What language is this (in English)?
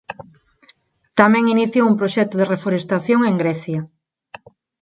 Galician